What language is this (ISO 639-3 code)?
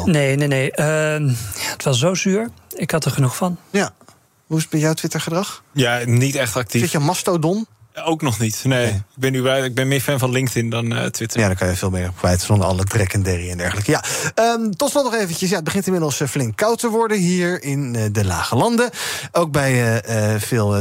nld